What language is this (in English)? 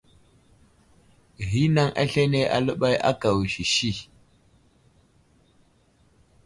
Wuzlam